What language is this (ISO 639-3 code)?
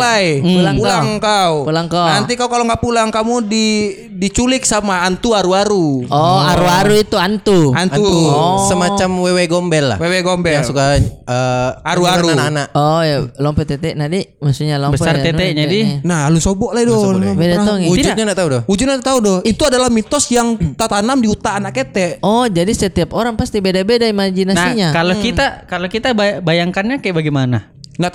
ind